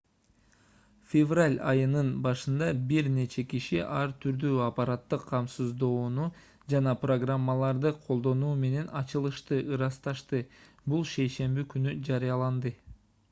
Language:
Kyrgyz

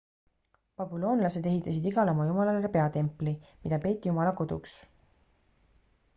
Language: Estonian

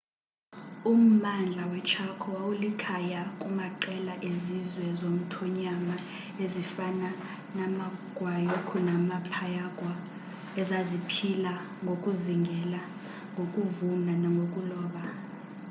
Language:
Xhosa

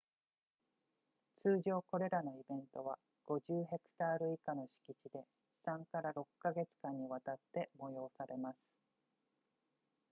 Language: Japanese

